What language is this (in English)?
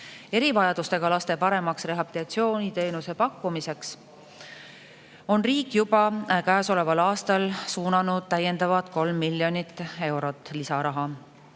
Estonian